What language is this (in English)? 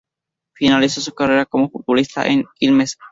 Spanish